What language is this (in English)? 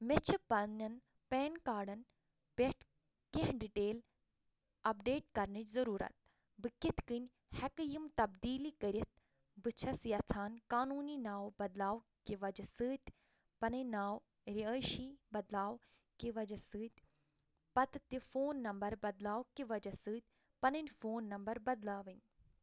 Kashmiri